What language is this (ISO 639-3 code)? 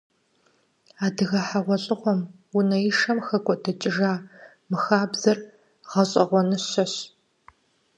kbd